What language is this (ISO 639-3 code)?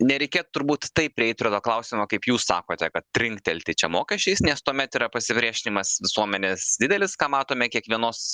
lit